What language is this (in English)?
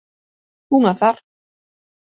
Galician